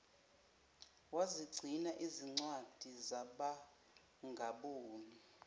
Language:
Zulu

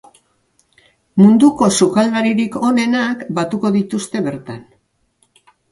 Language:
Basque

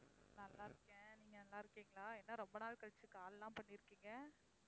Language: Tamil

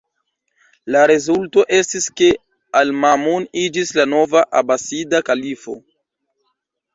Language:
Esperanto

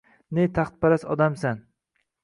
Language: Uzbek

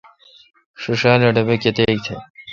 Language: Kalkoti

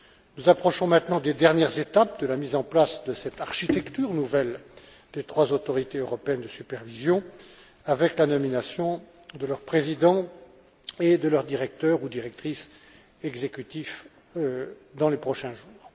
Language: French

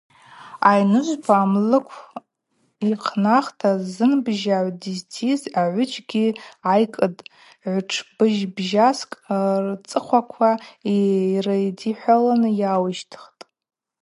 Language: Abaza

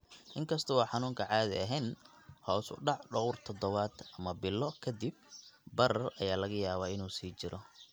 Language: Somali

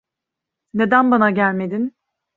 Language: Turkish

